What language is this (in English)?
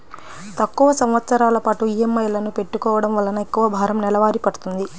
Telugu